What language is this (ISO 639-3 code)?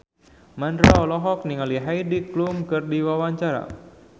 sun